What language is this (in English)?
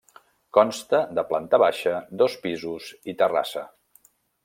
Catalan